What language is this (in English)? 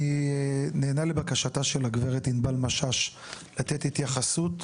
Hebrew